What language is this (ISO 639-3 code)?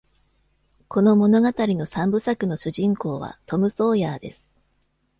jpn